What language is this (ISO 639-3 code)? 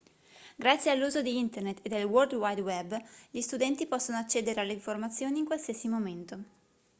ita